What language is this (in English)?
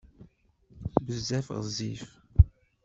Kabyle